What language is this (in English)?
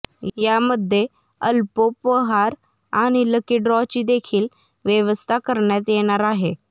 Marathi